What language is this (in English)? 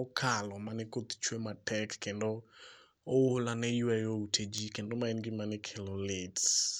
Luo (Kenya and Tanzania)